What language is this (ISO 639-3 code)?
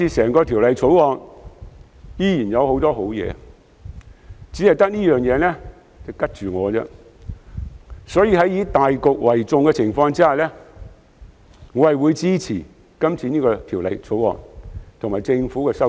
yue